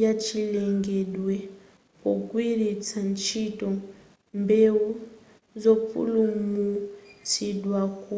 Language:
Nyanja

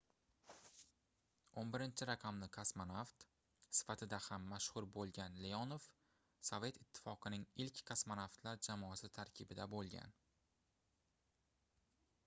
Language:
Uzbek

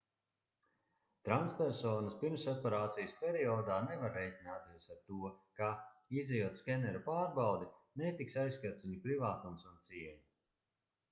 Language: Latvian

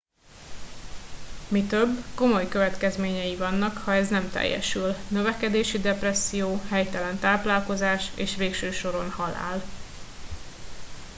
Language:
Hungarian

